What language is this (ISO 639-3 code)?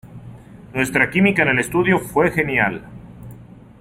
spa